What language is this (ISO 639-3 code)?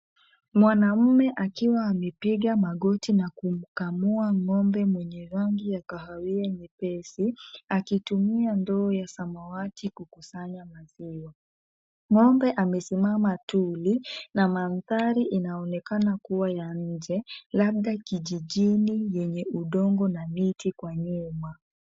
swa